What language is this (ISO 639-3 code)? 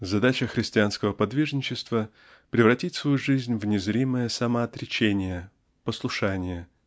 rus